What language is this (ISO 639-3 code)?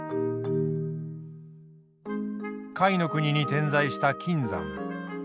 jpn